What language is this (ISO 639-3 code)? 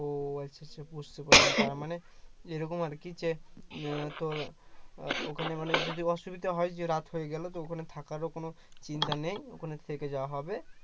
ben